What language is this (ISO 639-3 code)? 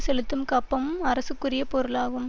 tam